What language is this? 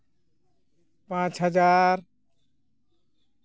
Santali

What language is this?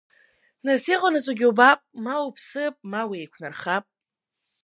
Abkhazian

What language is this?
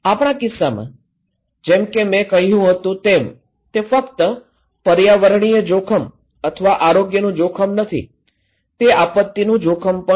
Gujarati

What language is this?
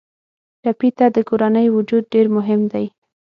Pashto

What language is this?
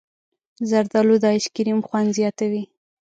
Pashto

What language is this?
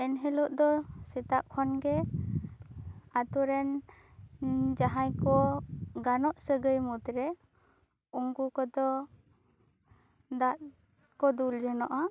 Santali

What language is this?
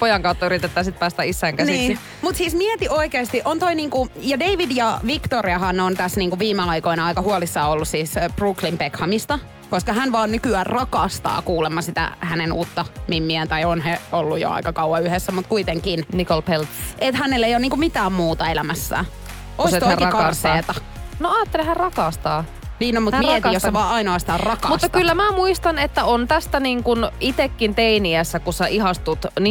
Finnish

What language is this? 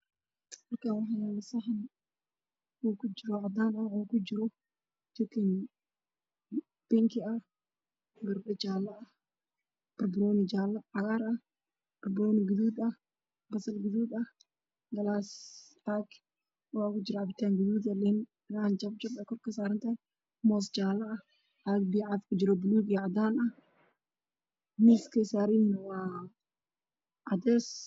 Somali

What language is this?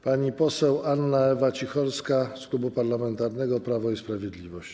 Polish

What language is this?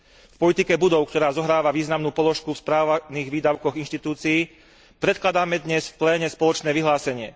Slovak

